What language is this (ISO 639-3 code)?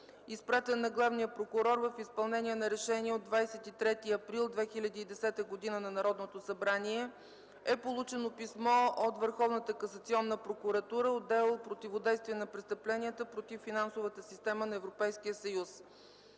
bul